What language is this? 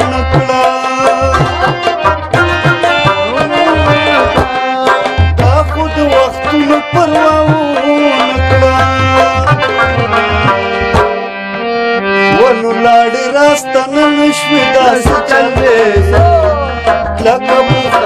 Turkish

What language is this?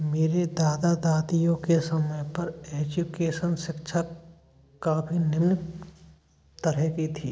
Hindi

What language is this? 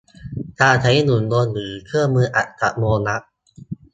Thai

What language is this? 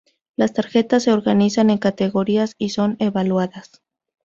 Spanish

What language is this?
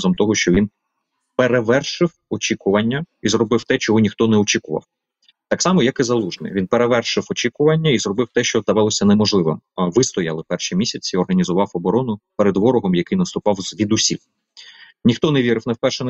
Ukrainian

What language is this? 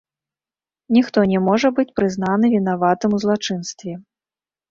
Belarusian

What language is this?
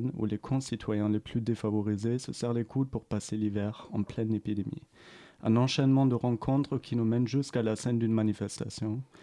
French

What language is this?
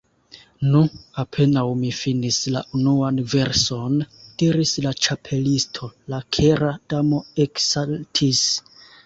Esperanto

